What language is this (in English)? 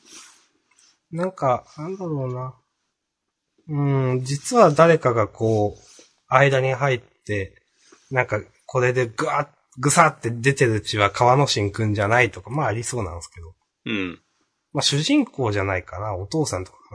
Japanese